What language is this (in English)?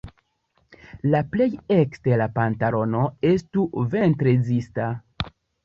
Esperanto